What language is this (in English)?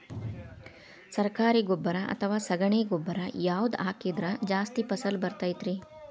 Kannada